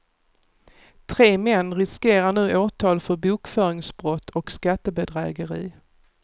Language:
Swedish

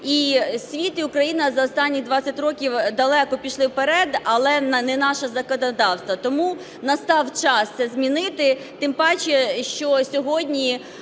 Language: Ukrainian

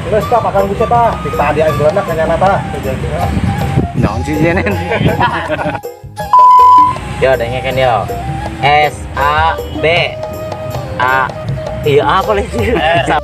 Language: Indonesian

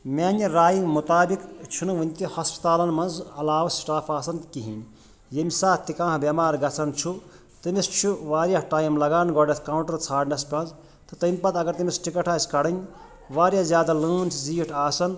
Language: Kashmiri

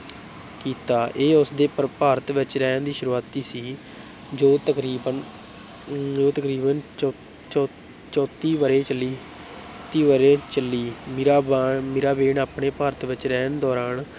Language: Punjabi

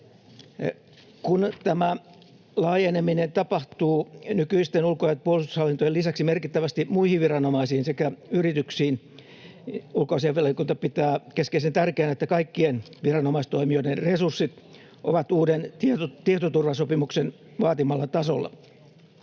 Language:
Finnish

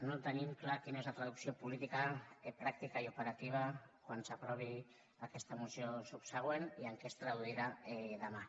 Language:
Catalan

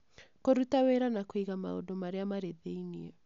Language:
Kikuyu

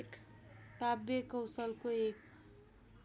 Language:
Nepali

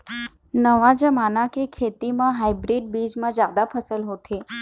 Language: Chhattisgarhi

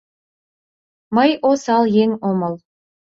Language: Mari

